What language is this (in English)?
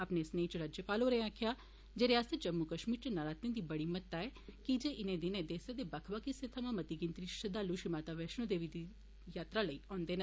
Dogri